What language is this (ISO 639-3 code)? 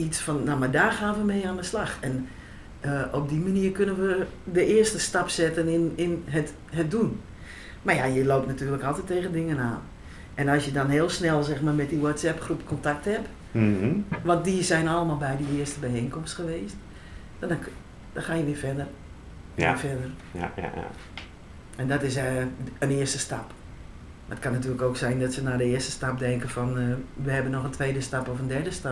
nld